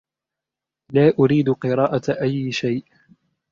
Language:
Arabic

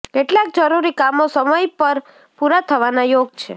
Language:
Gujarati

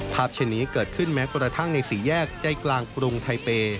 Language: Thai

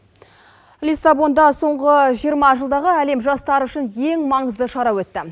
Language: Kazakh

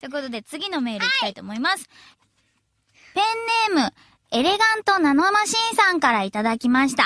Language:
Japanese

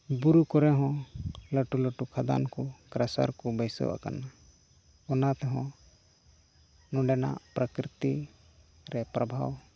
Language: Santali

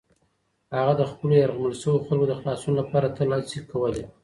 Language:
Pashto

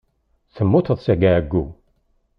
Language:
Kabyle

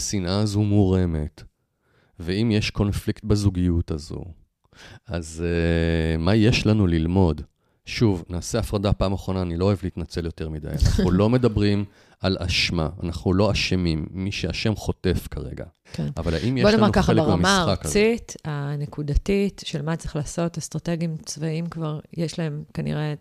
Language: Hebrew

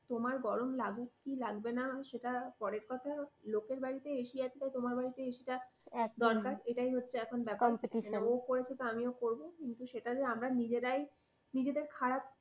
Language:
Bangla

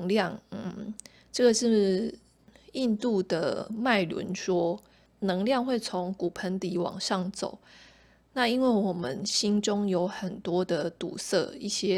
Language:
Chinese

